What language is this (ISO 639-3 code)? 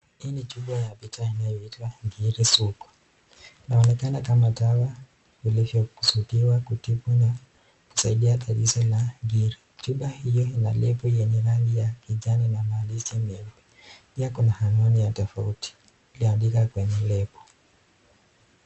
swa